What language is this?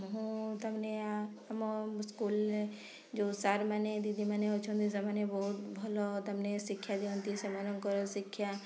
Odia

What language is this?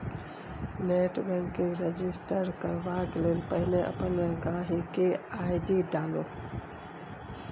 Maithili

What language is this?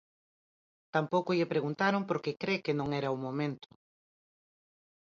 Galician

